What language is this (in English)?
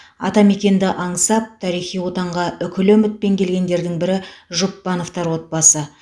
Kazakh